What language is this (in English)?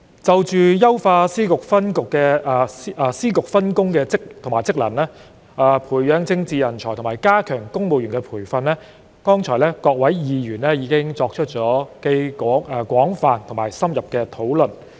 Cantonese